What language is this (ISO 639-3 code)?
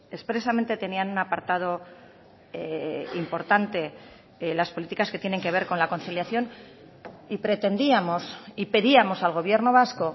spa